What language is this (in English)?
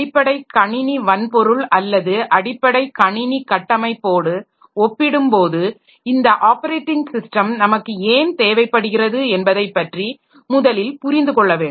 Tamil